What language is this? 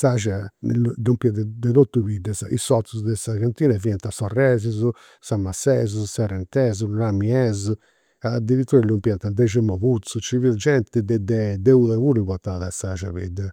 Campidanese Sardinian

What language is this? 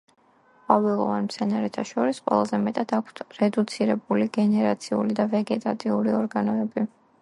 Georgian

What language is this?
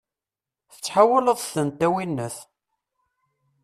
Kabyle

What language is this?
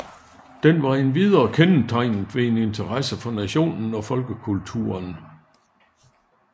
Danish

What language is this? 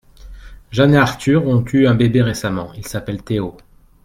French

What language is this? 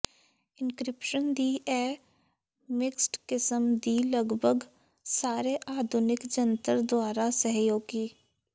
Punjabi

